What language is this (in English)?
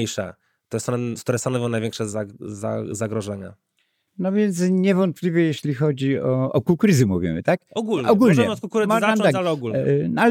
Polish